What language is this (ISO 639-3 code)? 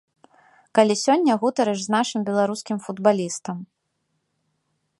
bel